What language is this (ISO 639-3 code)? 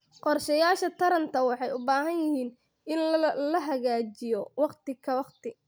som